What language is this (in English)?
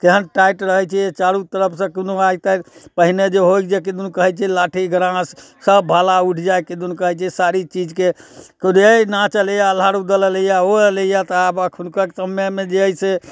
Maithili